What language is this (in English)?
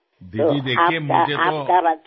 Gujarati